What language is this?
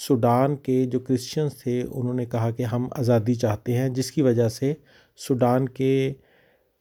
Urdu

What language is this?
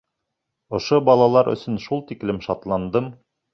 Bashkir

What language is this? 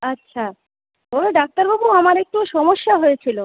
Bangla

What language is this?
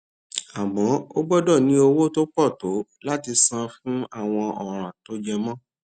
Yoruba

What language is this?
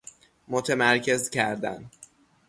Persian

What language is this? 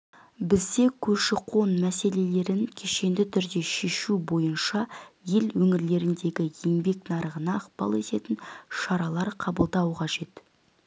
Kazakh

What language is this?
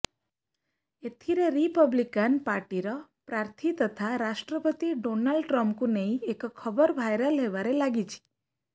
Odia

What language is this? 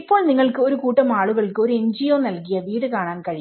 Malayalam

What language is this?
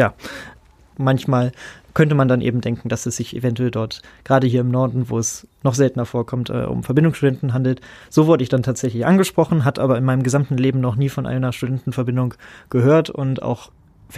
German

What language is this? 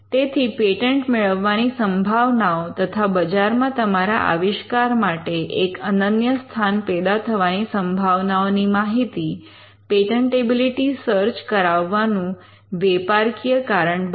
Gujarati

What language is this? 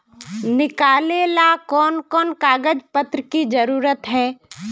Magahi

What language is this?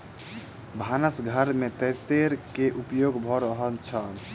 Maithili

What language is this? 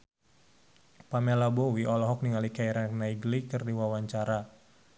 Sundanese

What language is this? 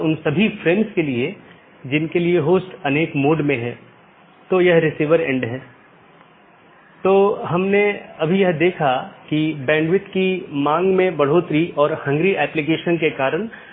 Hindi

